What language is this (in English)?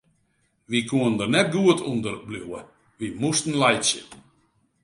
Western Frisian